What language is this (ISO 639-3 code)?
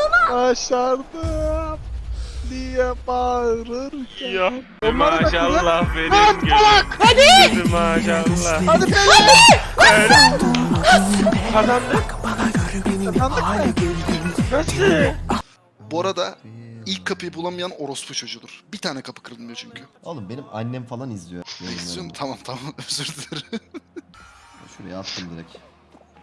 tur